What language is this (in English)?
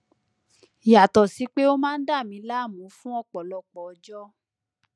Yoruba